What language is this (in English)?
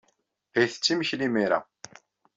Kabyle